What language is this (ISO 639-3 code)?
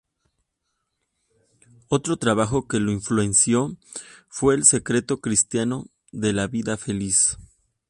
spa